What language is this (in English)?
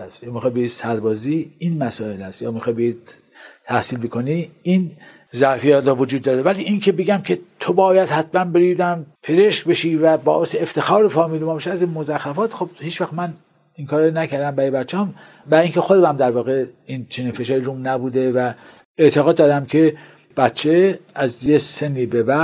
Persian